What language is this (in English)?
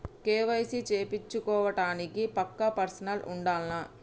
Telugu